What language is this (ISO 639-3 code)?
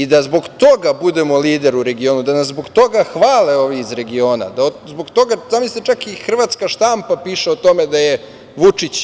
srp